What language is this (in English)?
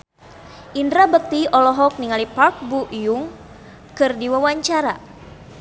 Sundanese